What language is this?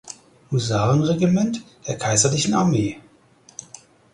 German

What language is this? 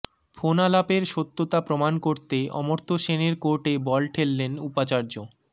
Bangla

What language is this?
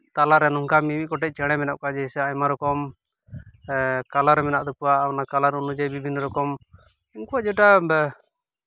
Santali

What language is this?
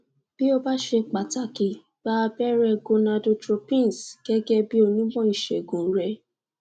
Yoruba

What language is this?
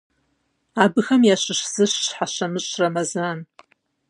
Kabardian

